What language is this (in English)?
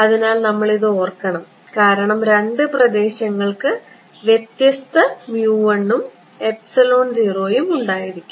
Malayalam